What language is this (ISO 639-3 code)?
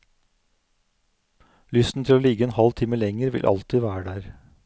nor